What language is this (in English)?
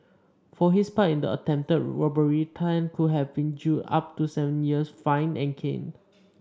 English